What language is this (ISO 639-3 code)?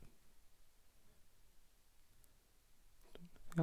nor